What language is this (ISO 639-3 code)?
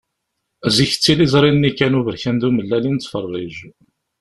kab